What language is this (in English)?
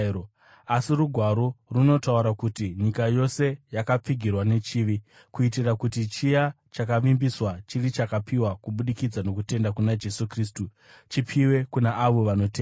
Shona